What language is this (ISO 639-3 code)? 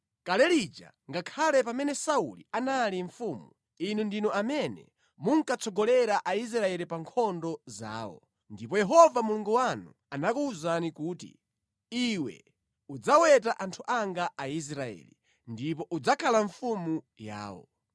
nya